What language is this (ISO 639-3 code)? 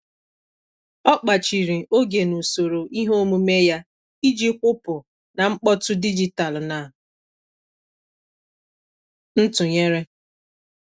ibo